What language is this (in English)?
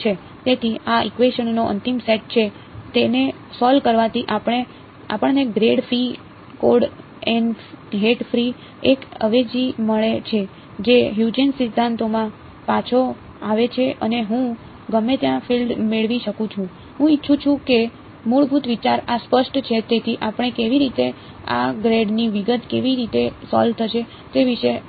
Gujarati